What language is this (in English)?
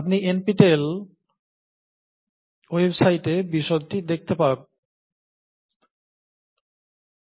Bangla